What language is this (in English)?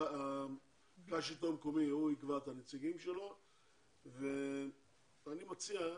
Hebrew